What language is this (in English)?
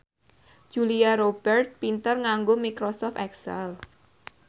Javanese